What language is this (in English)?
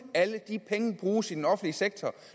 Danish